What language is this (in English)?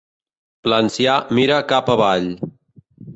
Catalan